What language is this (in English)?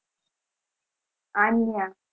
Gujarati